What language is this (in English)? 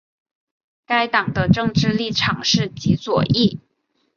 Chinese